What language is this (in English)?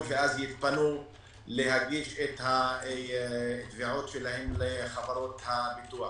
Hebrew